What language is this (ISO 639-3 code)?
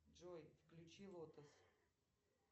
rus